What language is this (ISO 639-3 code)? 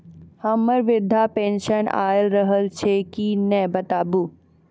mai